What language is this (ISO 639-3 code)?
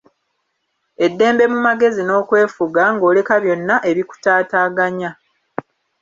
lug